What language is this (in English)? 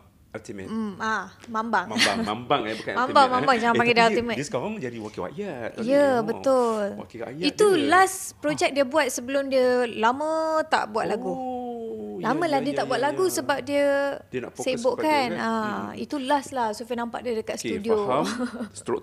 Malay